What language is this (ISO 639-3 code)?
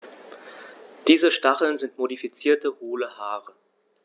deu